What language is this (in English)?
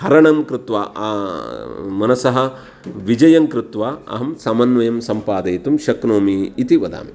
Sanskrit